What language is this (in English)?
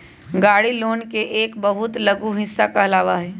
Magahi